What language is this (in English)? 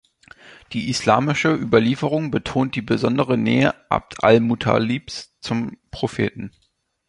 German